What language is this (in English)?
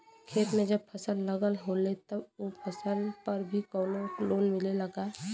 Bhojpuri